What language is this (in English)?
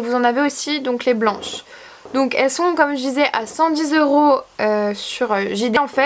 French